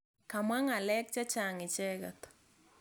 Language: Kalenjin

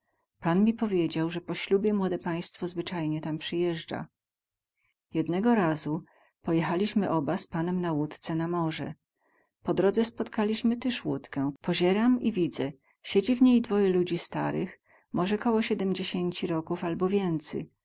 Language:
Polish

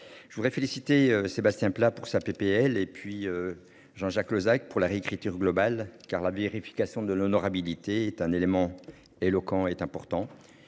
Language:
French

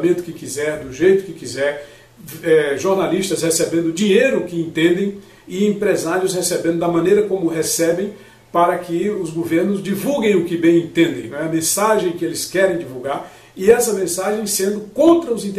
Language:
Portuguese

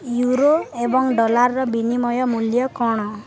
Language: Odia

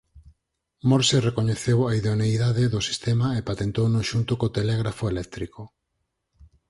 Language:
Galician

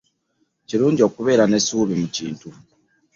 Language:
Ganda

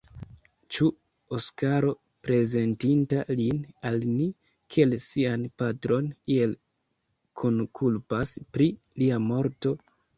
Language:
Esperanto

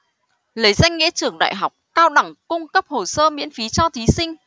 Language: Vietnamese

